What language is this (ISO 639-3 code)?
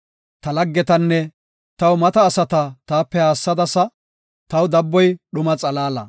gof